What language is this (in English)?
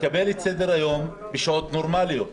Hebrew